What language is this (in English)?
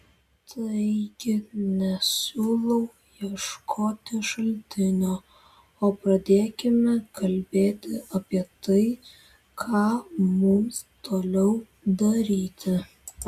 Lithuanian